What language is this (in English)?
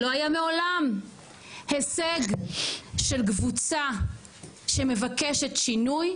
Hebrew